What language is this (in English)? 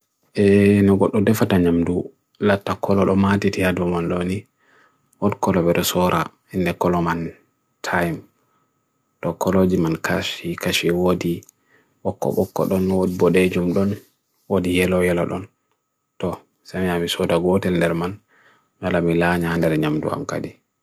Bagirmi Fulfulde